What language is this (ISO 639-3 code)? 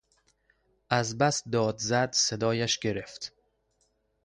fas